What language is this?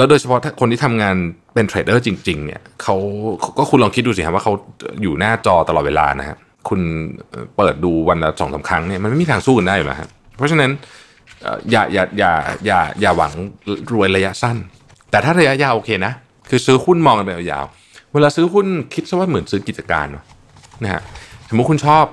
Thai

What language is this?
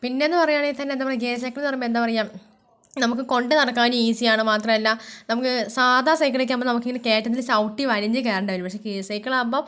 Malayalam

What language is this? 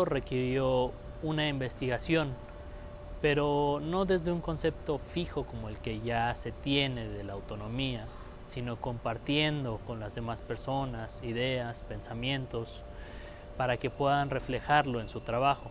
Spanish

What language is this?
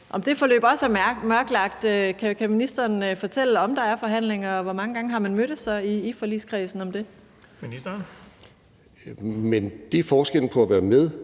Danish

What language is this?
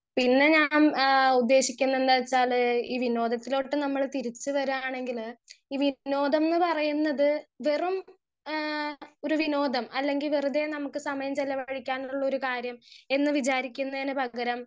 Malayalam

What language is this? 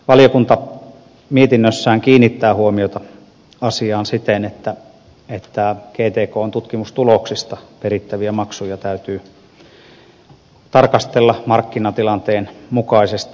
Finnish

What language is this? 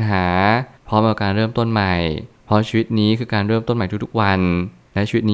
Thai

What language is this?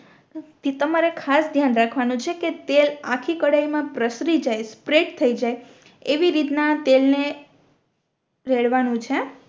Gujarati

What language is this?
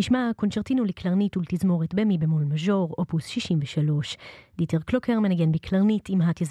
Hebrew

